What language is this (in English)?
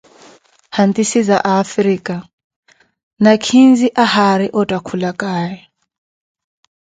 Koti